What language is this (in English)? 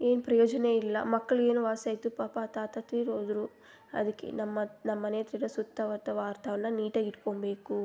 Kannada